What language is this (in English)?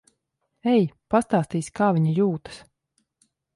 Latvian